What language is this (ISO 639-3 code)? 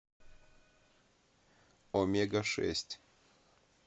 rus